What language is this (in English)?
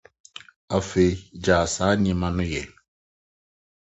Akan